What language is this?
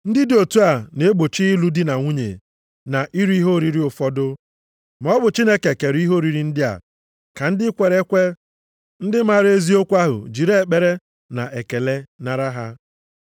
Igbo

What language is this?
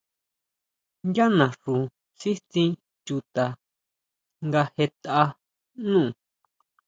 Huautla Mazatec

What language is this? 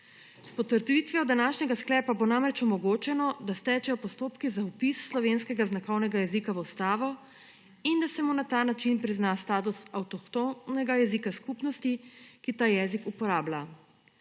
Slovenian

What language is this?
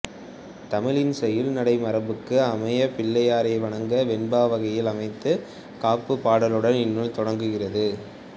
Tamil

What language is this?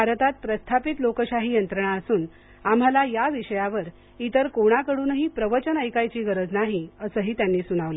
Marathi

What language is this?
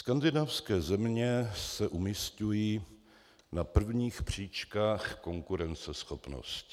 Czech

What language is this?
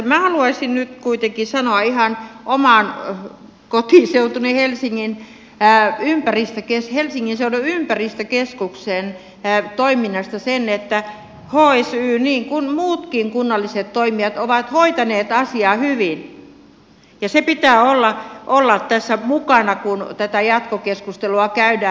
Finnish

